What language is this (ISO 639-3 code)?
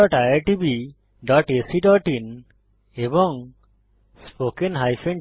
ben